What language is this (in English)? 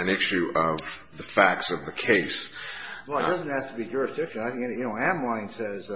English